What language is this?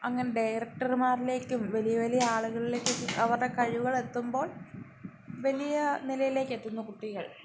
Malayalam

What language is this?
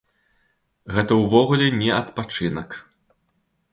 Belarusian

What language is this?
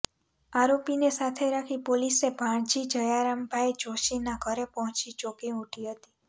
Gujarati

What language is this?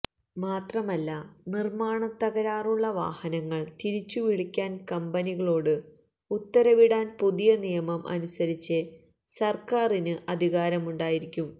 Malayalam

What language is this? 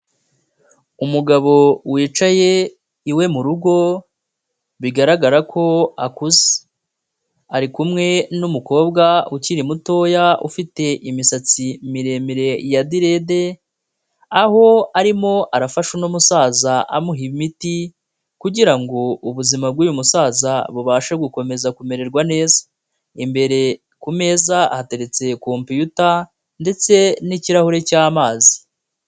Kinyarwanda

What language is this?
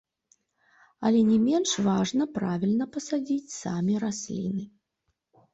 Belarusian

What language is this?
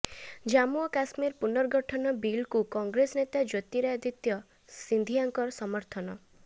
Odia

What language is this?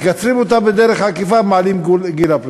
Hebrew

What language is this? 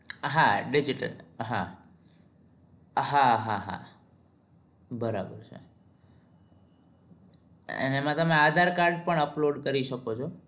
Gujarati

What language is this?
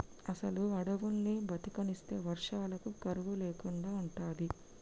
Telugu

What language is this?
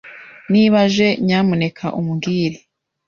Kinyarwanda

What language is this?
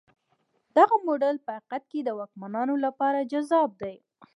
Pashto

